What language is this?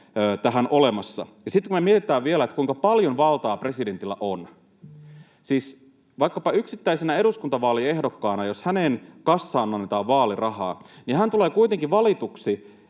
Finnish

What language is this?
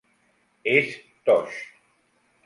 Catalan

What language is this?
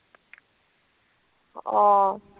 Assamese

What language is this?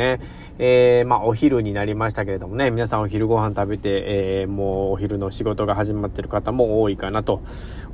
Japanese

